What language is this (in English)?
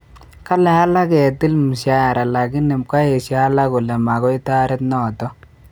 Kalenjin